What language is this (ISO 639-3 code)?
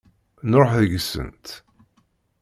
kab